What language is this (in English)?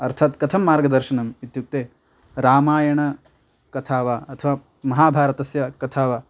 Sanskrit